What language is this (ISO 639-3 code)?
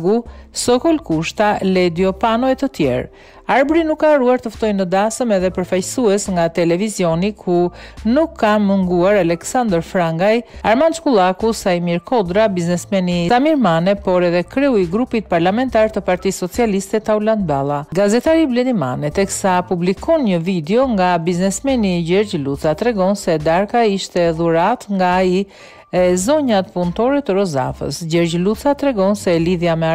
ron